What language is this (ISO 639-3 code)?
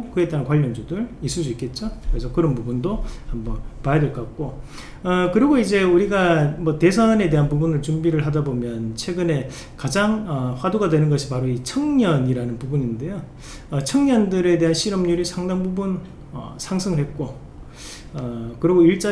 kor